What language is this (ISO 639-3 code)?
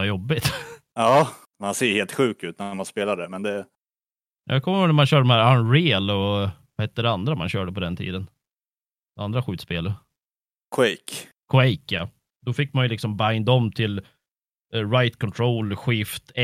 swe